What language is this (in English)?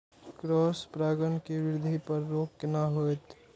Maithili